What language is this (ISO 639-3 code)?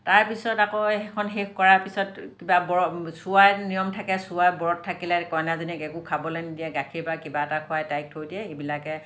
asm